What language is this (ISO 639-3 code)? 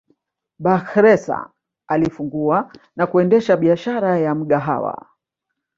swa